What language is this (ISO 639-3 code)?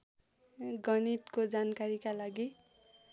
nep